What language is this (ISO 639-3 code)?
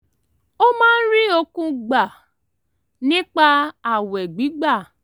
yor